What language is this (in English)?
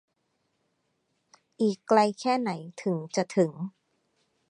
Thai